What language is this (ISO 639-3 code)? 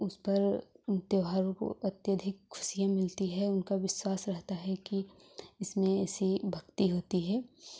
hin